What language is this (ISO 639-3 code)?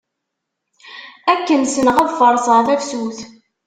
kab